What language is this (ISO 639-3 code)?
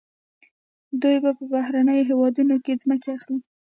pus